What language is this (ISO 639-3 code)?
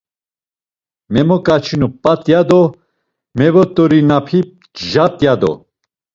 lzz